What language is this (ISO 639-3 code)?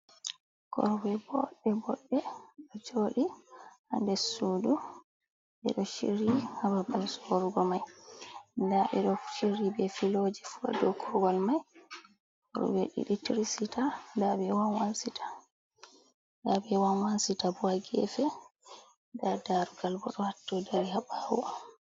ful